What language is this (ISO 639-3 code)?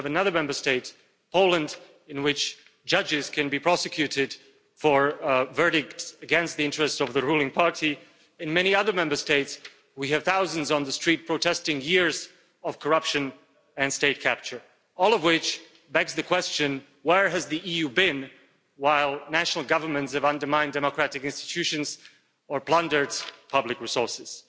eng